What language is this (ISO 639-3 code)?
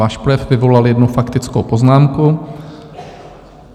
ces